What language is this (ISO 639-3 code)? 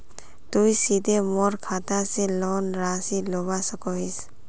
mag